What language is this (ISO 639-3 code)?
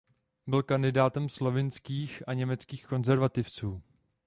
ces